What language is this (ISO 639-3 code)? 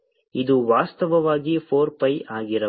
kan